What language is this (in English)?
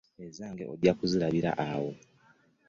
Ganda